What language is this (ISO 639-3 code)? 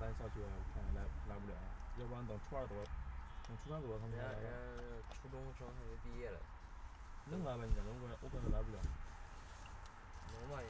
zho